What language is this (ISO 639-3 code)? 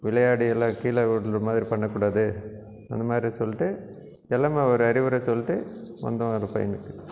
tam